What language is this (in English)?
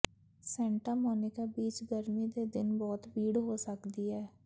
Punjabi